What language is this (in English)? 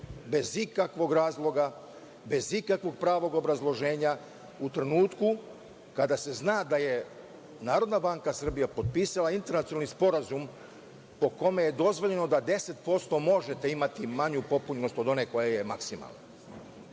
Serbian